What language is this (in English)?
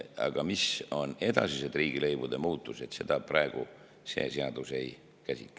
Estonian